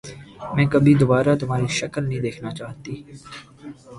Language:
Urdu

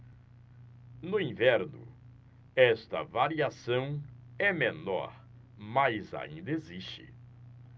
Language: Portuguese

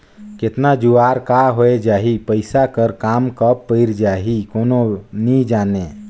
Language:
Chhattisgarhi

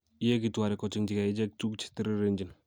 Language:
Kalenjin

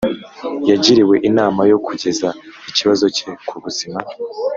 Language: Kinyarwanda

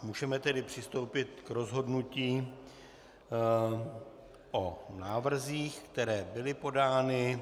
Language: Czech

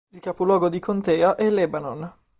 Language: Italian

